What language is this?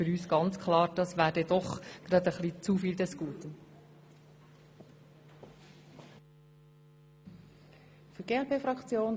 Swiss German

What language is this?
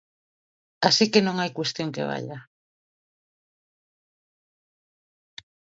Galician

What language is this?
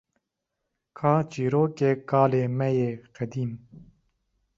Kurdish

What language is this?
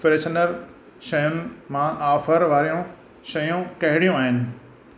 Sindhi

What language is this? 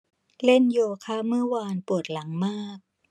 Thai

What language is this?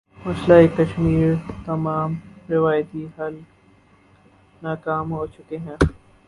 Urdu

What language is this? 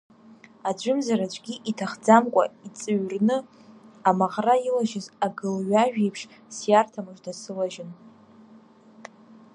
Abkhazian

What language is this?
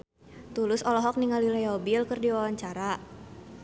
Sundanese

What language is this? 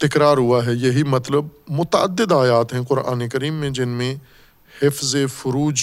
Urdu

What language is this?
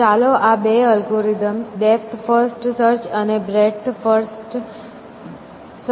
Gujarati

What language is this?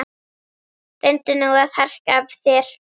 Icelandic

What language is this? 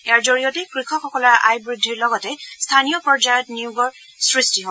Assamese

